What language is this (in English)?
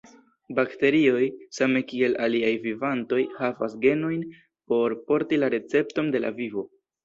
Esperanto